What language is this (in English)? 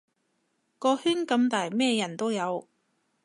Cantonese